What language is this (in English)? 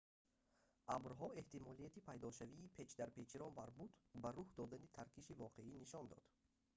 Tajik